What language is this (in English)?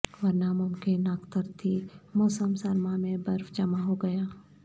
Urdu